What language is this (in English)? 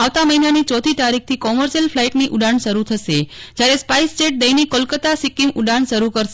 Gujarati